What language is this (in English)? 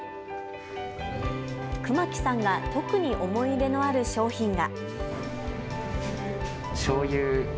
Japanese